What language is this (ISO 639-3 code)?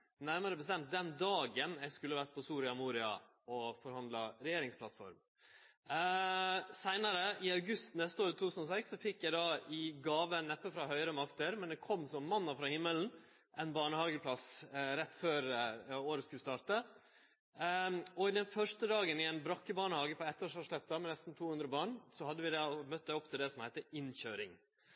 nno